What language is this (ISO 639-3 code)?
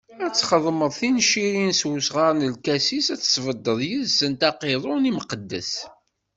kab